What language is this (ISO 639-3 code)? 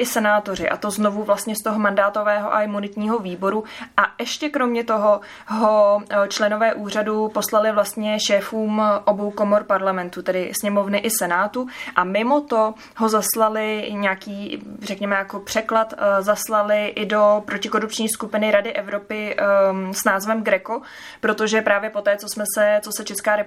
ces